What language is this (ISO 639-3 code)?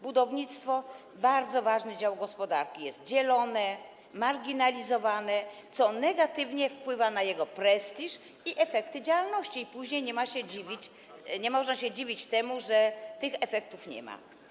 pol